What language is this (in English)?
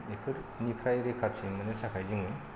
Bodo